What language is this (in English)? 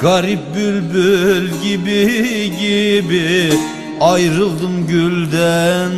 Turkish